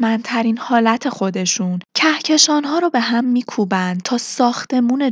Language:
Persian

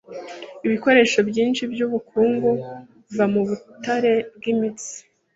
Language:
Kinyarwanda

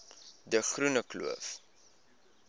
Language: Afrikaans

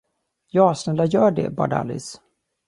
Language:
Swedish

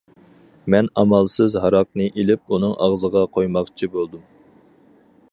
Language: Uyghur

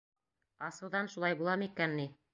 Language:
Bashkir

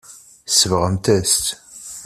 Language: Kabyle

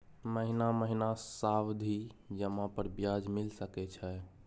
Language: Maithili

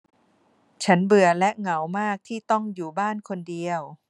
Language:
Thai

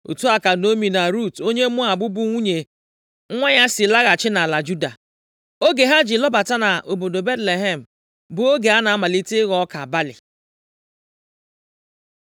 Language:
Igbo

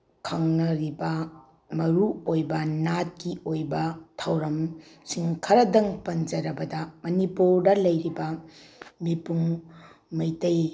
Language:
Manipuri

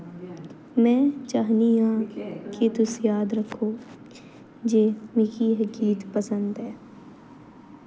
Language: Dogri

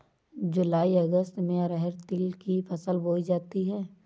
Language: Hindi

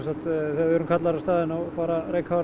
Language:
Icelandic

